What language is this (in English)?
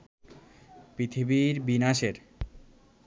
Bangla